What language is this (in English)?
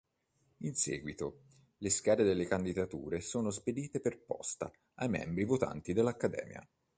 Italian